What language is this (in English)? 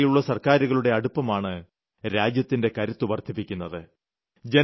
Malayalam